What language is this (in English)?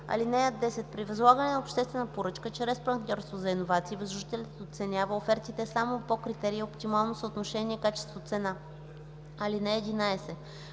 Bulgarian